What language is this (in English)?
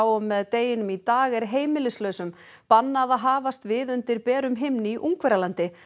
Icelandic